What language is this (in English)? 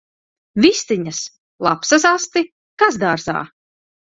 Latvian